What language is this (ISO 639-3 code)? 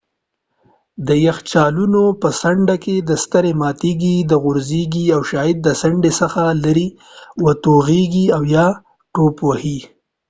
pus